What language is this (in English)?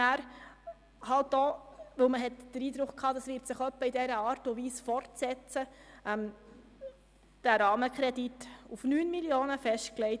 Swiss German